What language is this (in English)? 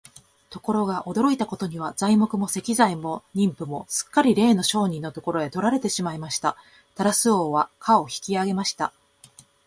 Japanese